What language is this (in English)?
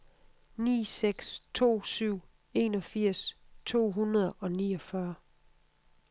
Danish